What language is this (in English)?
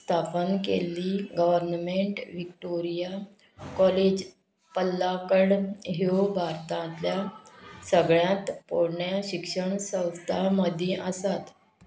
Konkani